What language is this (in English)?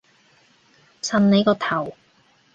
Cantonese